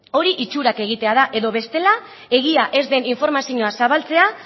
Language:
Basque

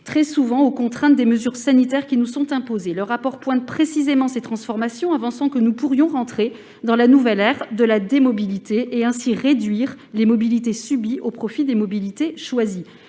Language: French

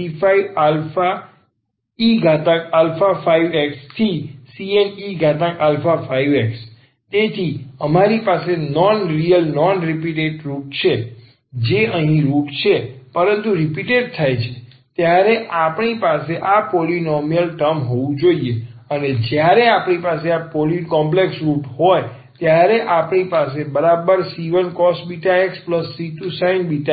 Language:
Gujarati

